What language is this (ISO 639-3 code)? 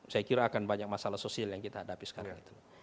ind